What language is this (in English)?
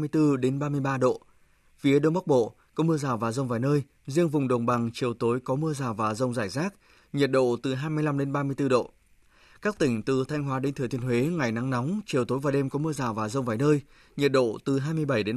Vietnamese